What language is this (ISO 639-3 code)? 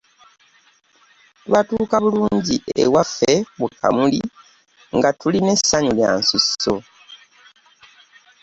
lug